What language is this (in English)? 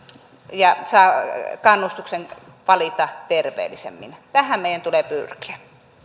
Finnish